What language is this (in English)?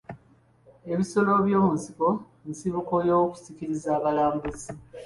Ganda